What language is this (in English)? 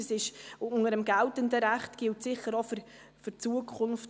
Swiss German